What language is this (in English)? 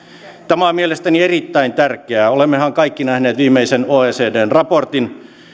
Finnish